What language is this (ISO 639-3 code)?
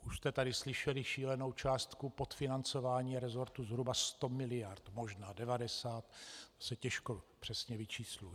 ces